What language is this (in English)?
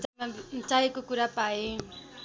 Nepali